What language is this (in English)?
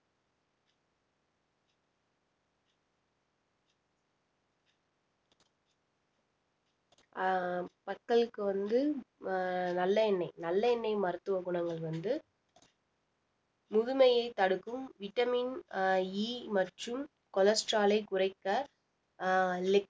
Tamil